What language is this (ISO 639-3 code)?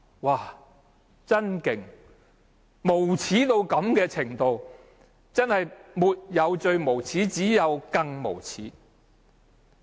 yue